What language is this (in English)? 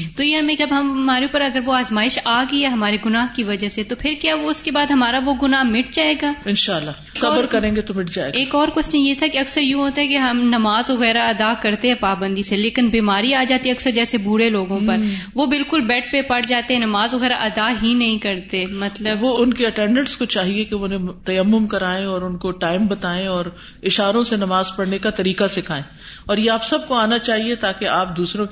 Urdu